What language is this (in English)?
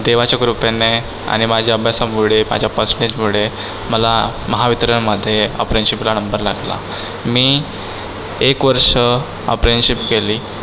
Marathi